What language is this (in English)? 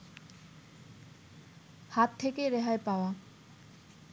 Bangla